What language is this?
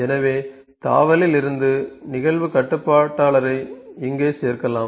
Tamil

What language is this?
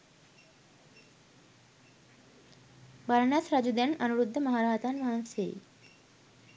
Sinhala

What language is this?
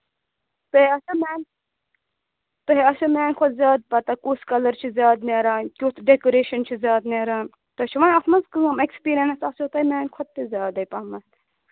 Kashmiri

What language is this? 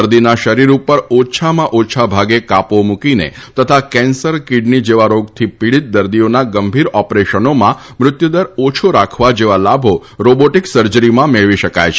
Gujarati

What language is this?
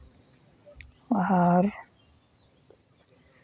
Santali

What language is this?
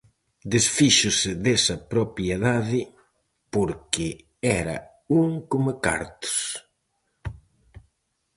Galician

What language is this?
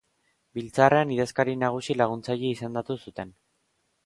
Basque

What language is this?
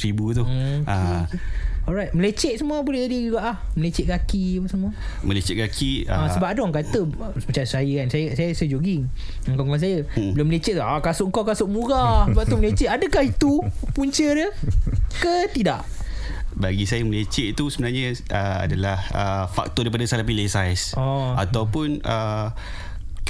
Malay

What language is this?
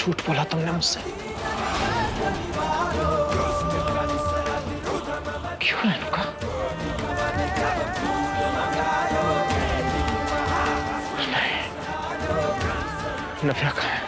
Hindi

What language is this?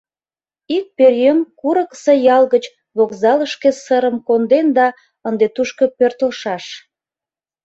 Mari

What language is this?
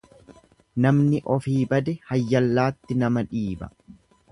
Oromo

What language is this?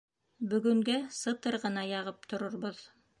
Bashkir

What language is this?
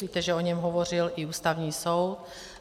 Czech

